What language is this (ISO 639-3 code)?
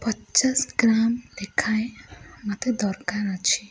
ori